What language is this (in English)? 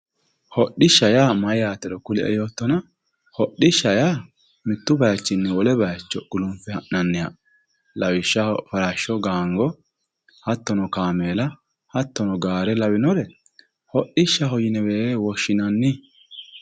Sidamo